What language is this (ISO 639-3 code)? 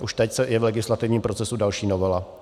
ces